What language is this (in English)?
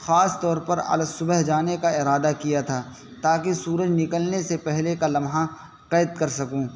Urdu